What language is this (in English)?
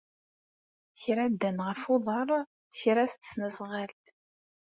Kabyle